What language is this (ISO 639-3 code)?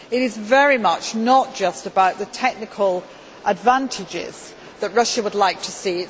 eng